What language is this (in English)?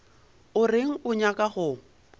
Northern Sotho